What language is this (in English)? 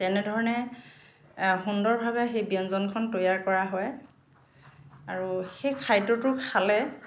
Assamese